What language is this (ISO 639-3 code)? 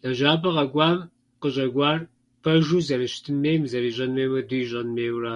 kbd